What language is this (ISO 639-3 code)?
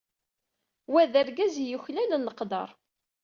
kab